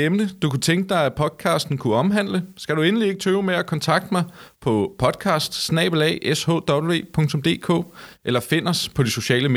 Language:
Danish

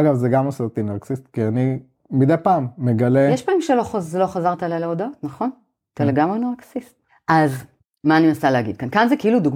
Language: Hebrew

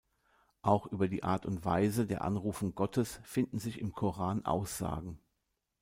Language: German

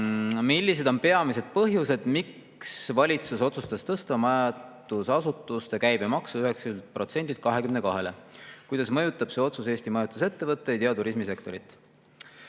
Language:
Estonian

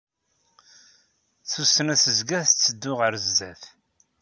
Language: Kabyle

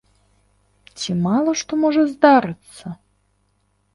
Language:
Belarusian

